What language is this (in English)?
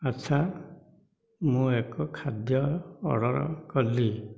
Odia